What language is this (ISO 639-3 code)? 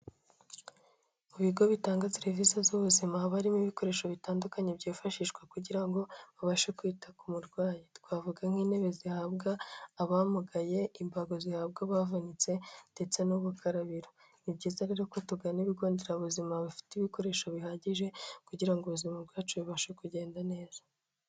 kin